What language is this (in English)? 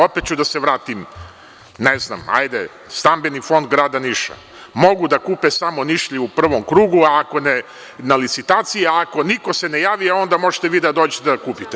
Serbian